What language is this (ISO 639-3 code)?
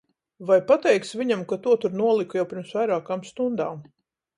lav